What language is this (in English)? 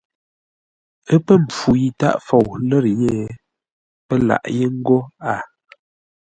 Ngombale